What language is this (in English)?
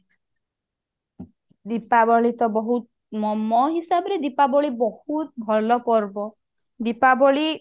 Odia